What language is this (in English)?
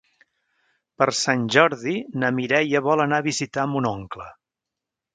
Catalan